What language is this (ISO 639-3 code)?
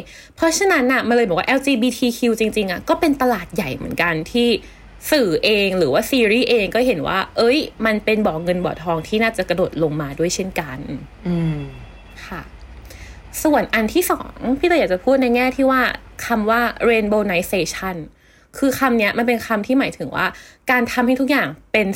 tha